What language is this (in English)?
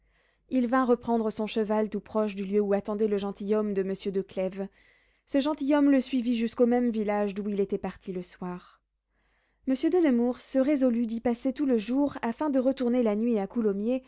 French